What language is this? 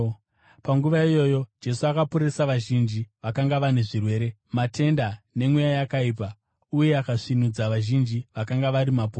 Shona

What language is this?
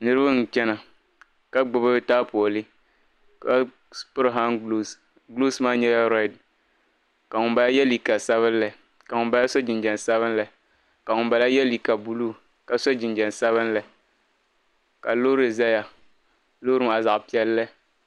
Dagbani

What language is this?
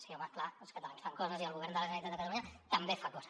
Catalan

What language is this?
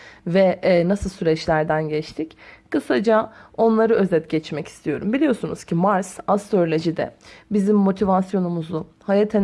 Turkish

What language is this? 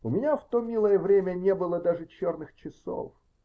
Russian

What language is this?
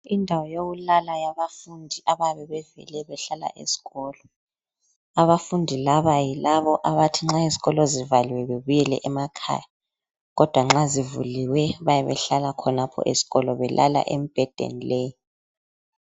North Ndebele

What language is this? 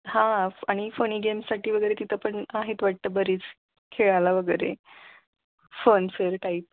Marathi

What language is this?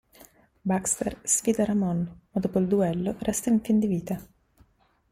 Italian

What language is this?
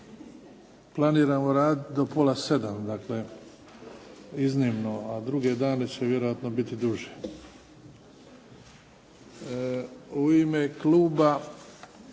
Croatian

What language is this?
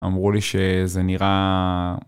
Hebrew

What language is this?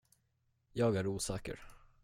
Swedish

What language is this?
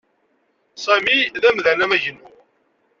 Kabyle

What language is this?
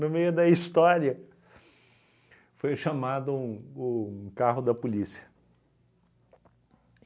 Portuguese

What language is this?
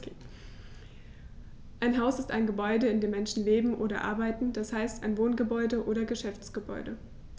German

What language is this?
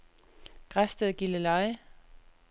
Danish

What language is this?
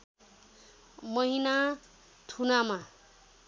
Nepali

